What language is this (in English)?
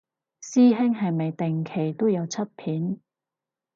Cantonese